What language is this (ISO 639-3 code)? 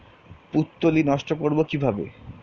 ben